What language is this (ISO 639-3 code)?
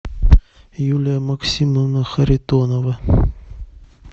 rus